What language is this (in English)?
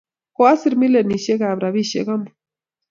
Kalenjin